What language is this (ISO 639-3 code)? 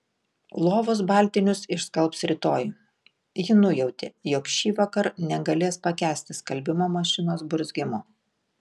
lit